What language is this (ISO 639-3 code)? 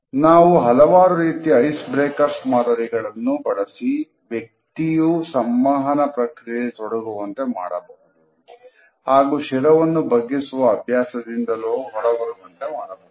kan